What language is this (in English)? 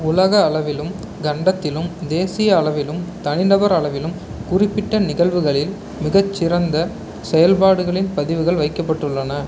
Tamil